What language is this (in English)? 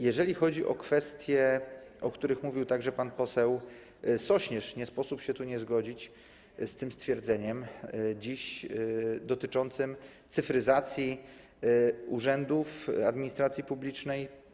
Polish